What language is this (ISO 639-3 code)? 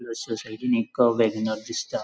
kok